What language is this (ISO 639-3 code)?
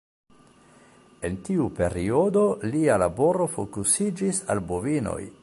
epo